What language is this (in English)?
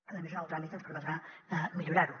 Catalan